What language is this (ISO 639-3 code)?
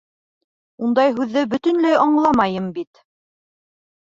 bak